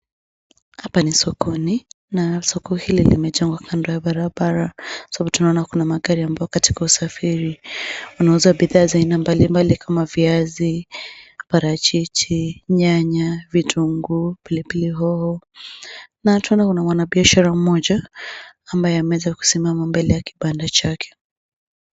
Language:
Swahili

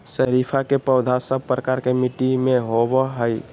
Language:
Magahi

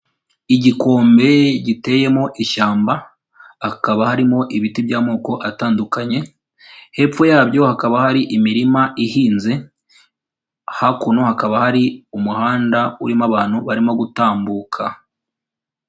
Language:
Kinyarwanda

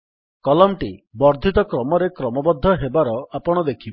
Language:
Odia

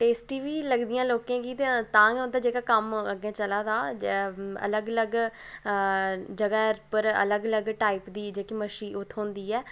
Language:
Dogri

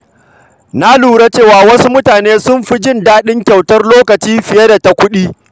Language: Hausa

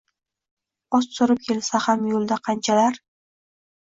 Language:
Uzbek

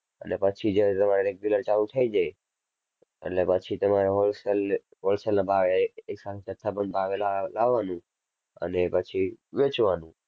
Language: Gujarati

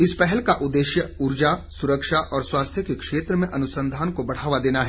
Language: Hindi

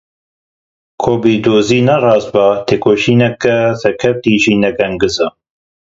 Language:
Kurdish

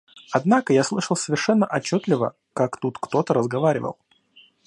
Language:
Russian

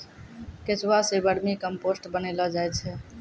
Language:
Maithili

